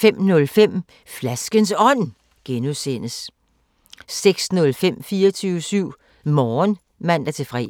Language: Danish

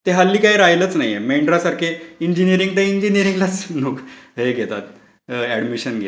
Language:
Marathi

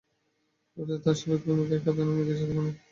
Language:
Bangla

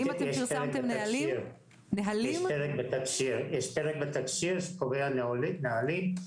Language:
Hebrew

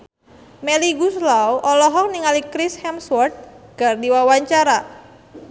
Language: Sundanese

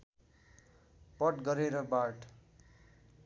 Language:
Nepali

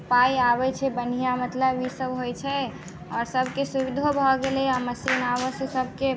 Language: Maithili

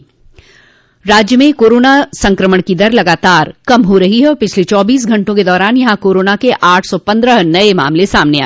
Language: Hindi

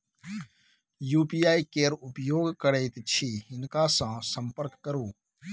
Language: Maithili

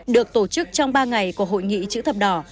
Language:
Vietnamese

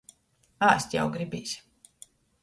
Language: Latgalian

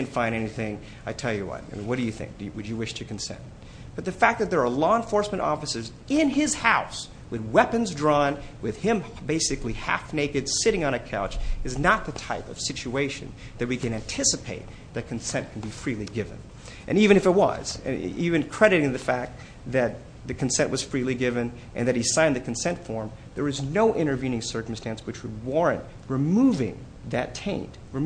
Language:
English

